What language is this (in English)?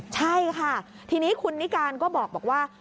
Thai